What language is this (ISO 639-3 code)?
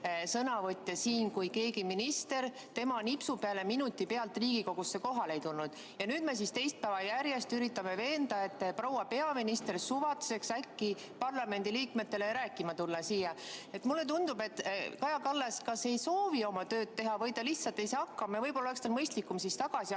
est